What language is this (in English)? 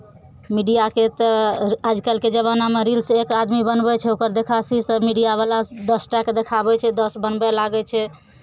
Maithili